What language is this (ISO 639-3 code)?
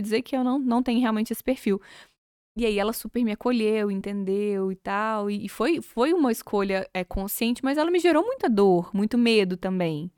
por